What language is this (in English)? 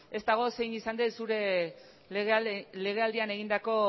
Basque